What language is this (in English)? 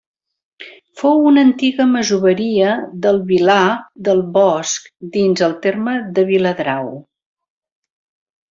Catalan